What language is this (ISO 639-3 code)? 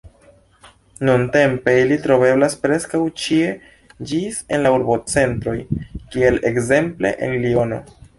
epo